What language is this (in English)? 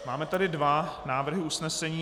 Czech